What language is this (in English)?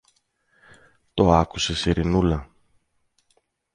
Greek